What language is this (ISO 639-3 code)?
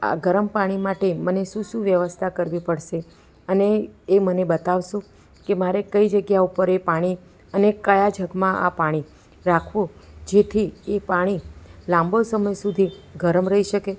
guj